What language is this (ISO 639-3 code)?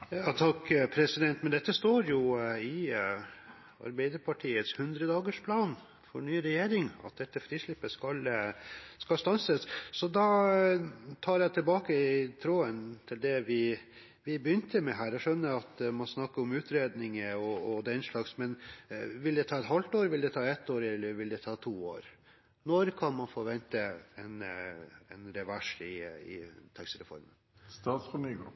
nob